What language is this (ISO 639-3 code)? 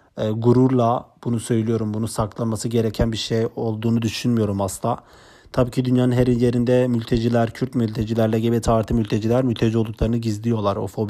tur